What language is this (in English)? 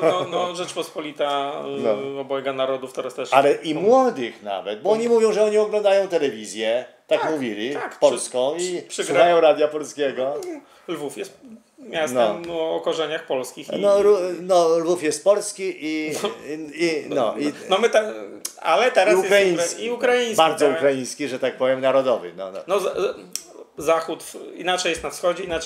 Polish